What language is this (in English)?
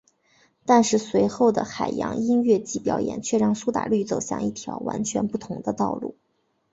Chinese